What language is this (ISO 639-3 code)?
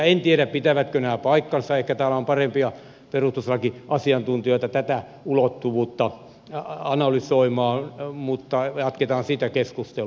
fin